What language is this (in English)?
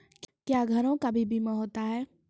Maithili